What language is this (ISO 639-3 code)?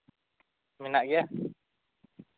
sat